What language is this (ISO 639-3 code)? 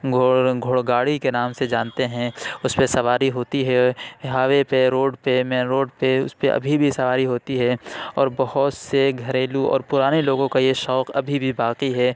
urd